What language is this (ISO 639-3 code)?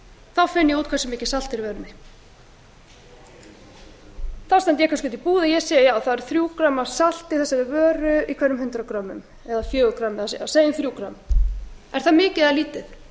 isl